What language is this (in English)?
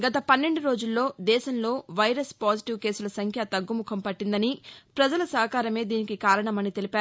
Telugu